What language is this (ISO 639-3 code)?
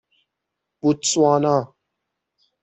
fas